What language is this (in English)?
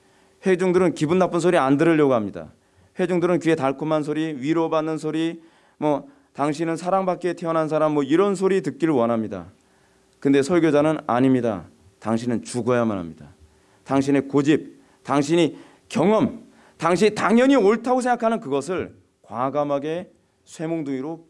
Korean